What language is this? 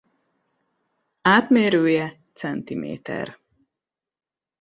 Hungarian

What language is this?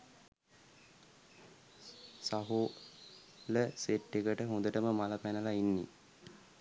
Sinhala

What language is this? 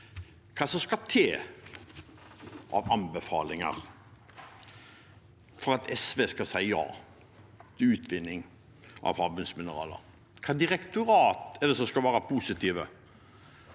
Norwegian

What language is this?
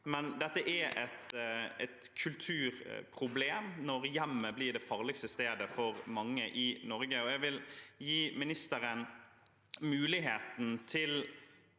Norwegian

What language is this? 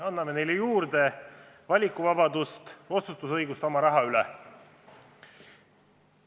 Estonian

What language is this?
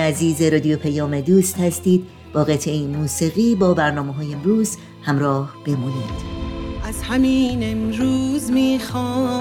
Persian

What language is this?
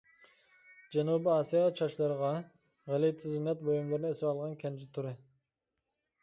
Uyghur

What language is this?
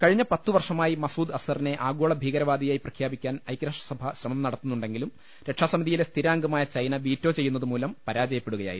Malayalam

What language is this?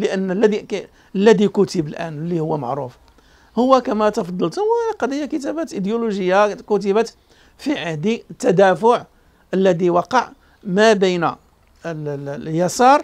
Arabic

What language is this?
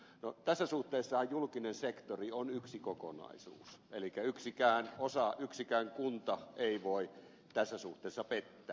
Finnish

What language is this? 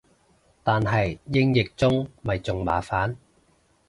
Cantonese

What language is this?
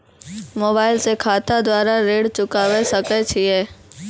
Maithili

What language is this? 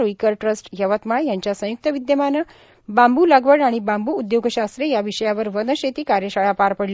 Marathi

